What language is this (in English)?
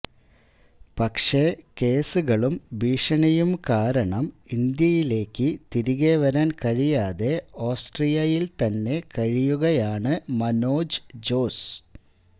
Malayalam